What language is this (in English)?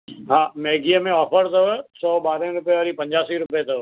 Sindhi